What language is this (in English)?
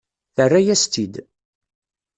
Kabyle